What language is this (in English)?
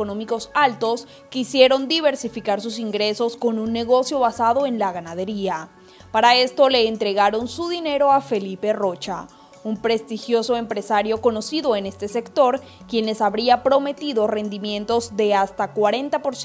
Spanish